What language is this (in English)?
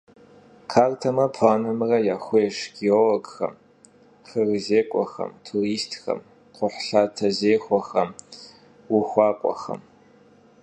Kabardian